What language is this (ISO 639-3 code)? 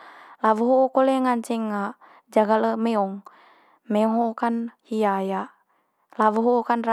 mqy